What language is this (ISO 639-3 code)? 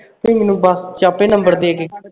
pan